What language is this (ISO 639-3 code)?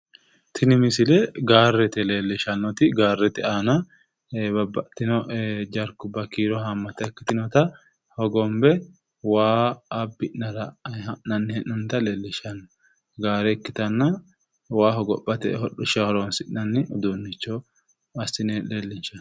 sid